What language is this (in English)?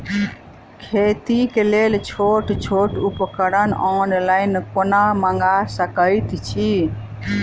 Maithili